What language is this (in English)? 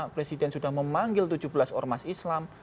Indonesian